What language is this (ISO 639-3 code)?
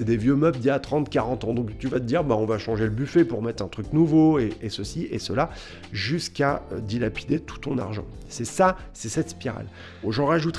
fra